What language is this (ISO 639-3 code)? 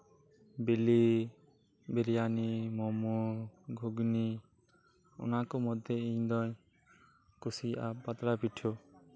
sat